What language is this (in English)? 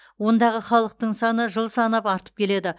Kazakh